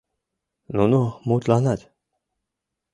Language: Mari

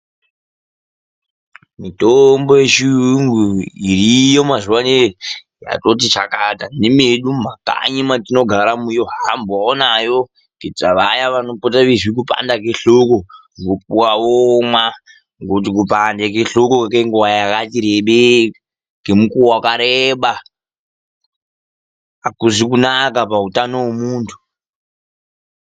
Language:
Ndau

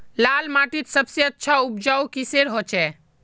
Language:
Magahi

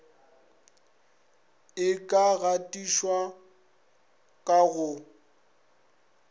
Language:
Northern Sotho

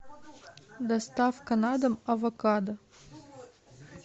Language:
Russian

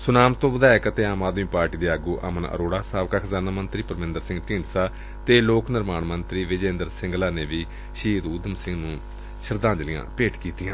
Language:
Punjabi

